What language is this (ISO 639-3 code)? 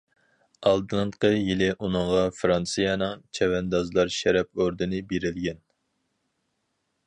uig